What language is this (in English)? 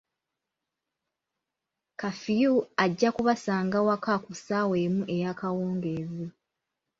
Ganda